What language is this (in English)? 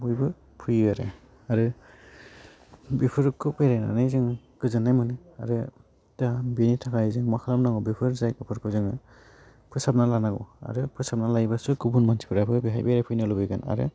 Bodo